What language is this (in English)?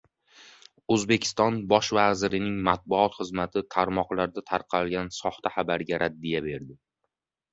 Uzbek